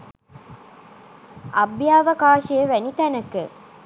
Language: Sinhala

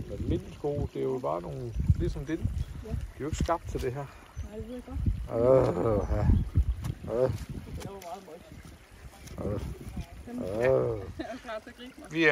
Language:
Danish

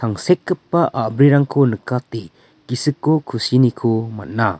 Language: Garo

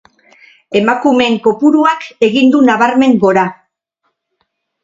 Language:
Basque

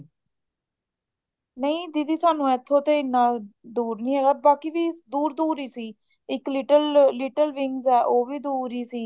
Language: Punjabi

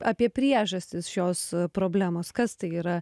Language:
Lithuanian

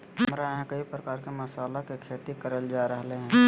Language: Magahi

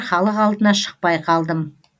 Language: Kazakh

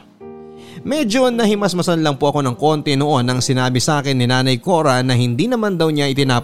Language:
Filipino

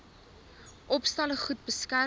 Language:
Afrikaans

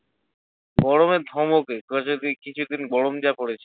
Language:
Bangla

